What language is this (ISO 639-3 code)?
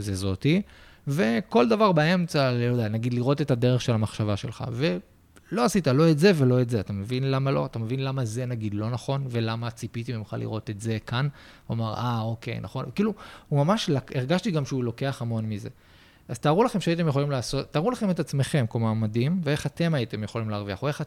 heb